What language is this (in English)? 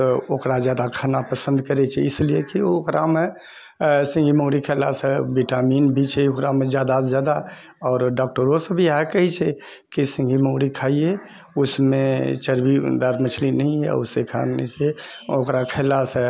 Maithili